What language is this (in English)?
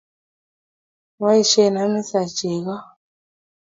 Kalenjin